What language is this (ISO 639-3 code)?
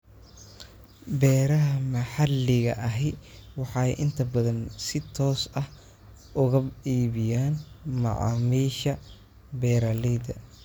som